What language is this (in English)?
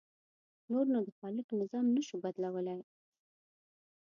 Pashto